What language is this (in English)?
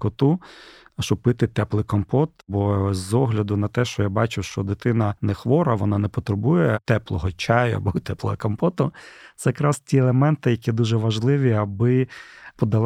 Ukrainian